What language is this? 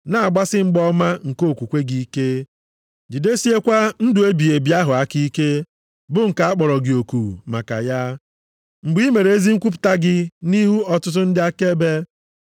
Igbo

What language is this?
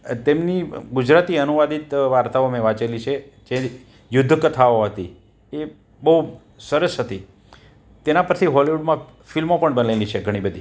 Gujarati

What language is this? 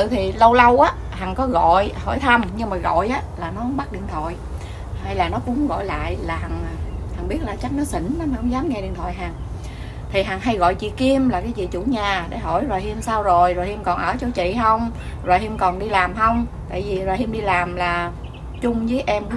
Vietnamese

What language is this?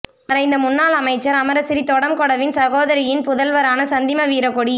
Tamil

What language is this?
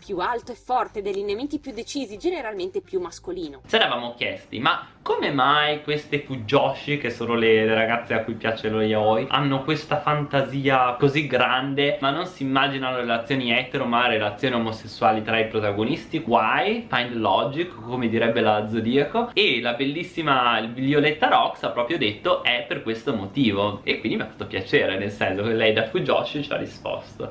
Italian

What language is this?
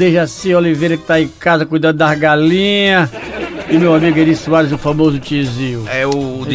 Portuguese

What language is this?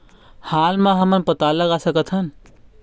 Chhattisgarhi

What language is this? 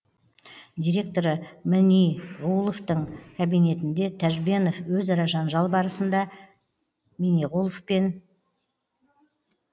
Kazakh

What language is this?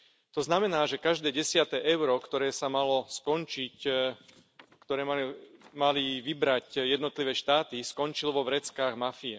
Slovak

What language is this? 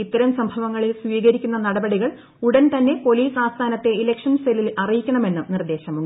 Malayalam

